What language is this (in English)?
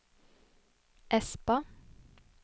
Norwegian